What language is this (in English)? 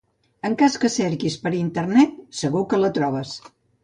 Catalan